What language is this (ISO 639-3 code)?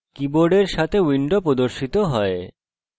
ben